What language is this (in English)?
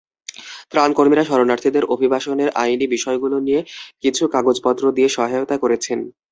Bangla